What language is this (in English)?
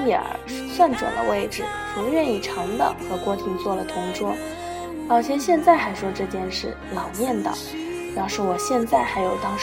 Chinese